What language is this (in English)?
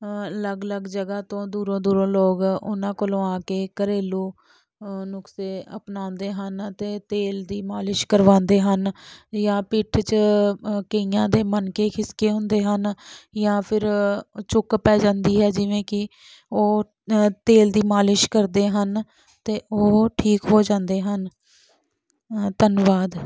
Punjabi